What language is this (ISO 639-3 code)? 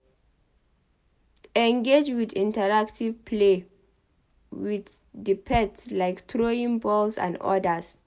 pcm